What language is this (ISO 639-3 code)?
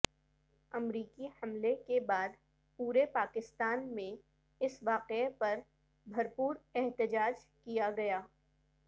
urd